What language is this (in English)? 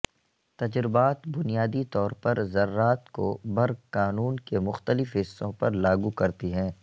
Urdu